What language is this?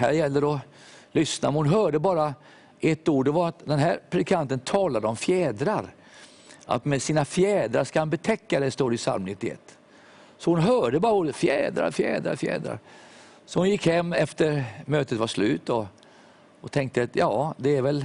Swedish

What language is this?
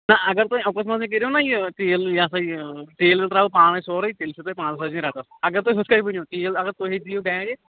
Kashmiri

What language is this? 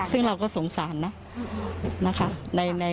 Thai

